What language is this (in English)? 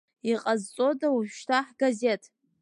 Abkhazian